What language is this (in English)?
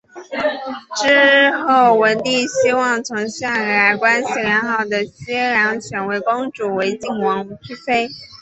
Chinese